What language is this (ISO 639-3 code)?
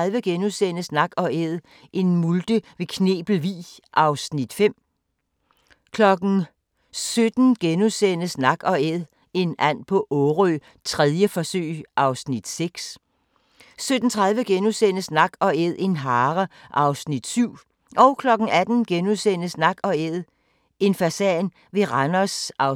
dan